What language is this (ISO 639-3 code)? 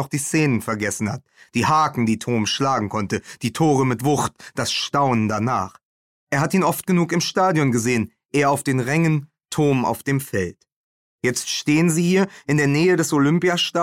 deu